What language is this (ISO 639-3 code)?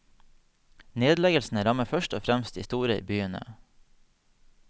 nor